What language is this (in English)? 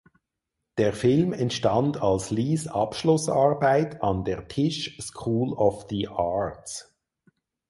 German